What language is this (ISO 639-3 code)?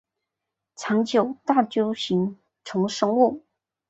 zho